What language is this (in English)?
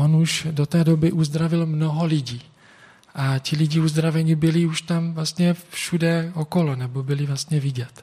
Czech